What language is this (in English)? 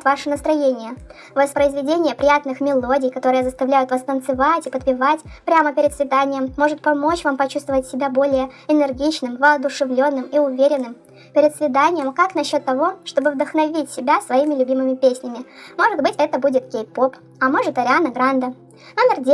Russian